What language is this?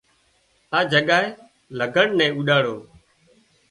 Wadiyara Koli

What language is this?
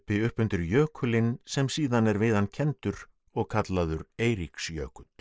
Icelandic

